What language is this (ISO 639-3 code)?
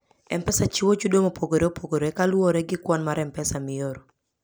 luo